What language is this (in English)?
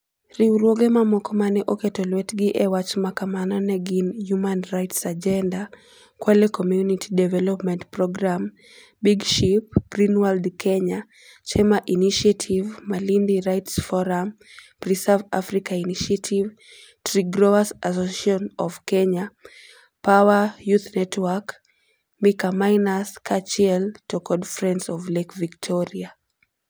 Luo (Kenya and Tanzania)